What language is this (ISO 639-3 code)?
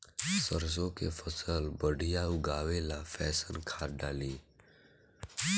bho